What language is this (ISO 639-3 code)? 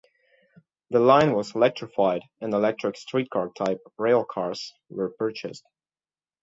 eng